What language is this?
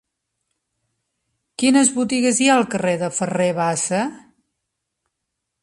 Catalan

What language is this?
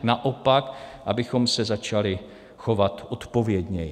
Czech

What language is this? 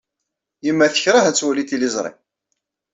Kabyle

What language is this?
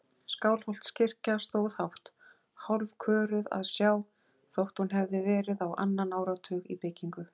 Icelandic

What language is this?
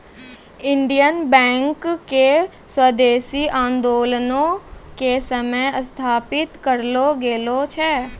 Maithili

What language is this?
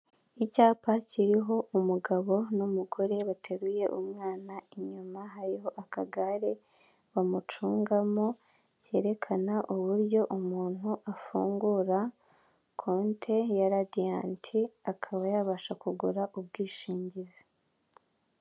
Kinyarwanda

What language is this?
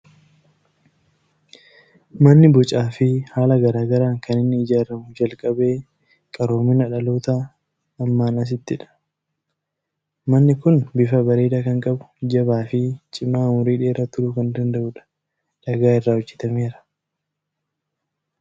Oromo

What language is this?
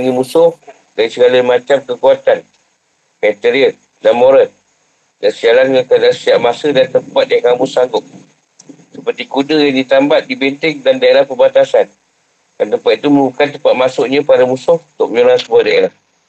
Malay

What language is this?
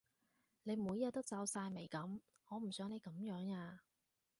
Cantonese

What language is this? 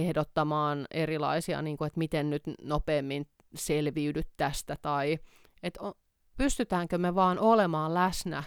Finnish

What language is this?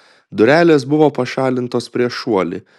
Lithuanian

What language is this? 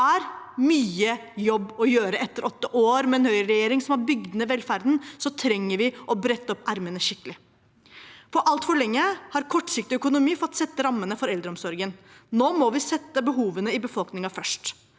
Norwegian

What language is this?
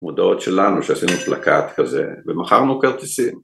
Hebrew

